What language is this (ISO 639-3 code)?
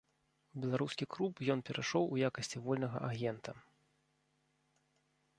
bel